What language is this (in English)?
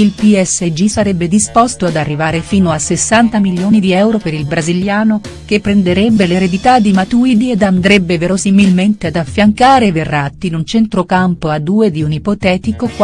Italian